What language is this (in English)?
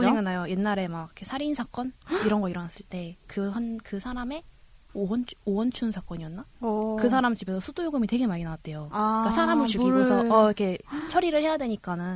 Korean